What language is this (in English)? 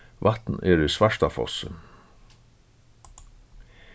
Faroese